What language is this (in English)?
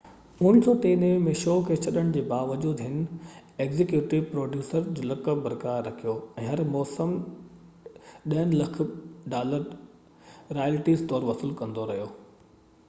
Sindhi